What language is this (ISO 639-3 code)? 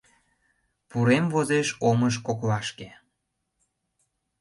chm